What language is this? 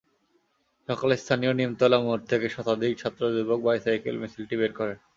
Bangla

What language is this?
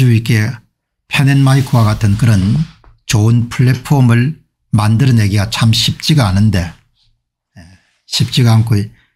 Korean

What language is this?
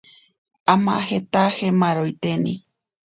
Ashéninka Perené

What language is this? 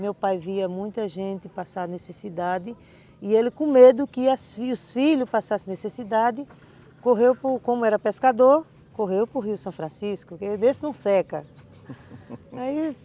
Portuguese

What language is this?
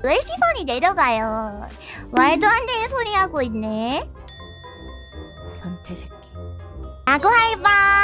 Korean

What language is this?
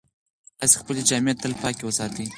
Pashto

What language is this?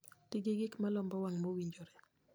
Luo (Kenya and Tanzania)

